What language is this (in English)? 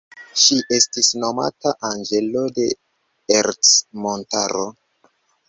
Esperanto